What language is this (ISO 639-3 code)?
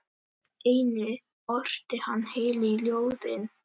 isl